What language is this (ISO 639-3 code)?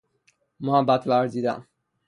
fas